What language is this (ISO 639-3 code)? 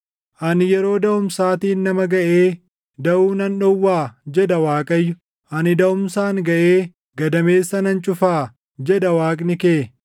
orm